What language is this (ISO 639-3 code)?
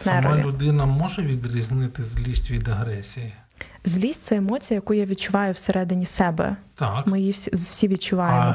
ukr